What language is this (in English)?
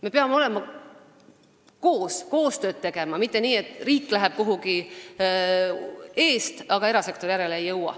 Estonian